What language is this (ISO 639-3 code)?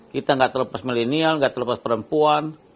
ind